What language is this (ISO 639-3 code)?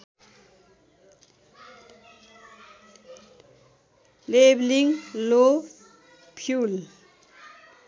nep